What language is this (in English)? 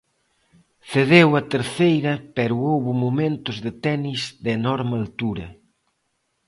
Galician